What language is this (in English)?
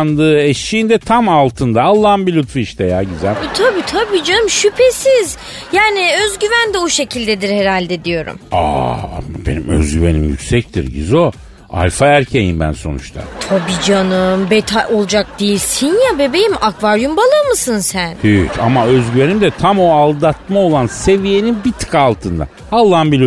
Turkish